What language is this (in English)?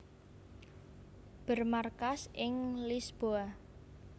Javanese